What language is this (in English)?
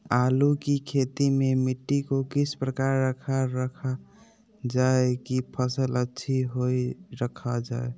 Magahi